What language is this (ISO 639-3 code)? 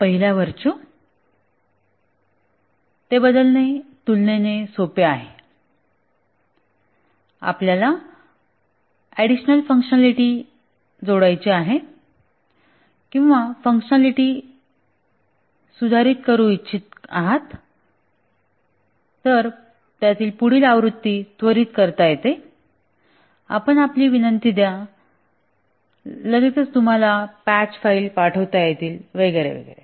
mar